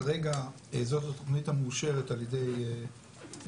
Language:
Hebrew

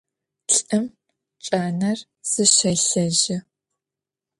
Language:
Adyghe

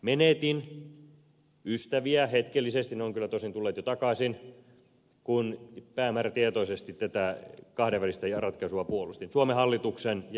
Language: Finnish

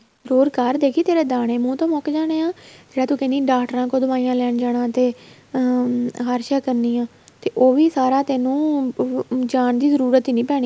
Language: Punjabi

